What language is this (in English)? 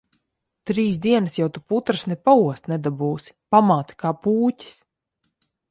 Latvian